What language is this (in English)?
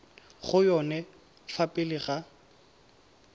Tswana